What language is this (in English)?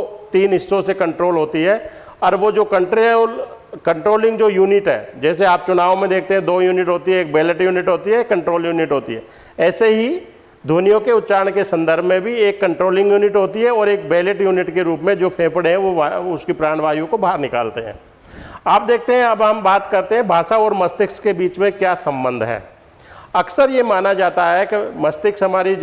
Hindi